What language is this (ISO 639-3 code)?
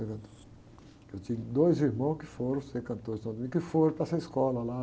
por